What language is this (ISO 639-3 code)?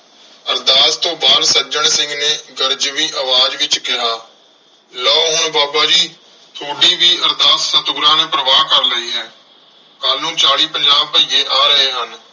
pan